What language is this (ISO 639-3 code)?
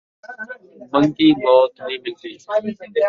skr